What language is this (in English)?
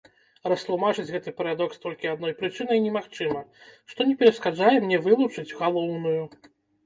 Belarusian